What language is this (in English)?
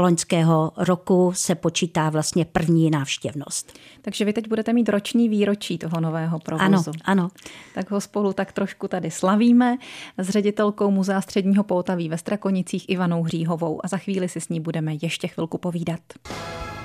Czech